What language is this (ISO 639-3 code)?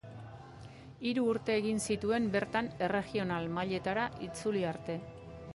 eus